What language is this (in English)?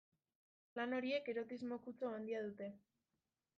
Basque